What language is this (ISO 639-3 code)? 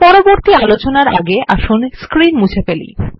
ben